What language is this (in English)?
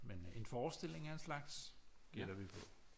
Danish